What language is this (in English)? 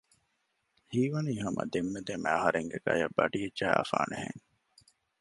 Divehi